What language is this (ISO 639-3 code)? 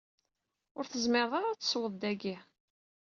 kab